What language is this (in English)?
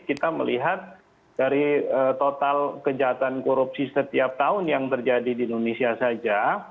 Indonesian